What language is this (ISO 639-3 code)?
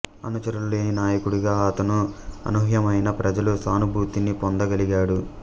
tel